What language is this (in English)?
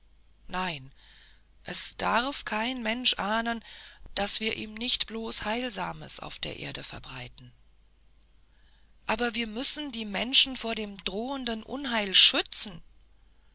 German